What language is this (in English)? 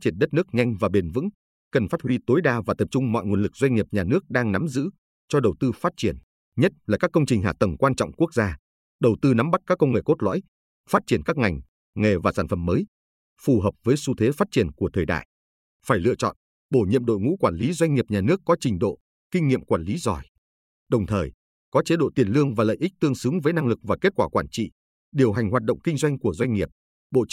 Vietnamese